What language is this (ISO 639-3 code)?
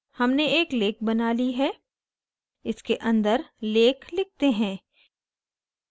hin